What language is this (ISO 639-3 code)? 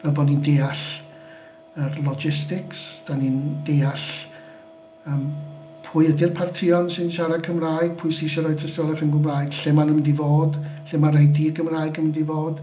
cym